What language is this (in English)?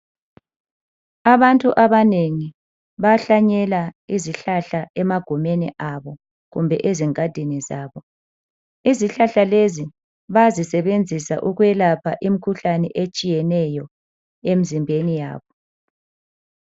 North Ndebele